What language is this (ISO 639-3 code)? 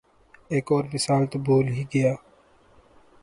urd